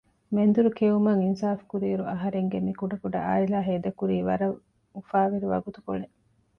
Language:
Divehi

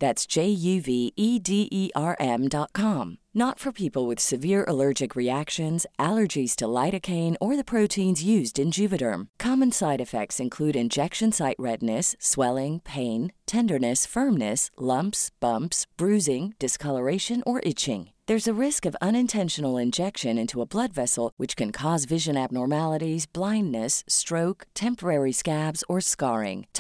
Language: Filipino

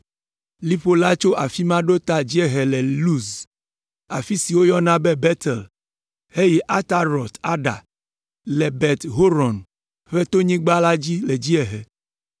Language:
Ewe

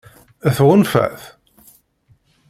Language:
Kabyle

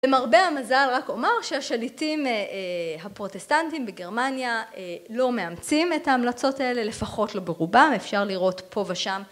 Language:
Hebrew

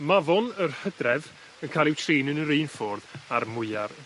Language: Welsh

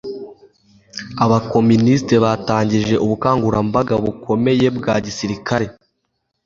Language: Kinyarwanda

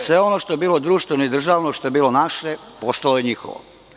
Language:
Serbian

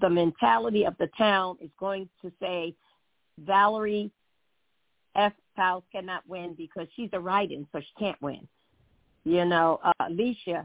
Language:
English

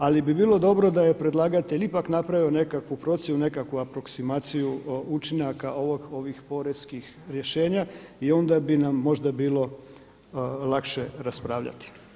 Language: Croatian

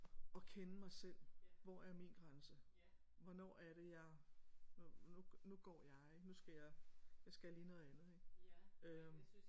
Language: Danish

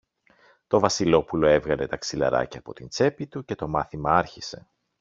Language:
Greek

